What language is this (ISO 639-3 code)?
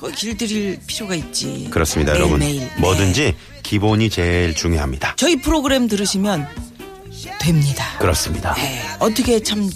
kor